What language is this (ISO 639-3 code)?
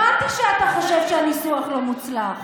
heb